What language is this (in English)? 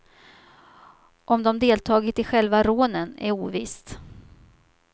Swedish